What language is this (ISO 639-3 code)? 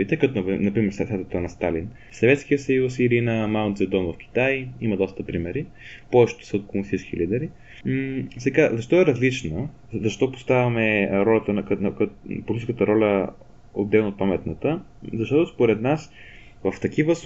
bul